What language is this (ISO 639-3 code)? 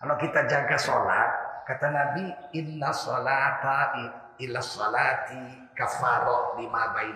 ind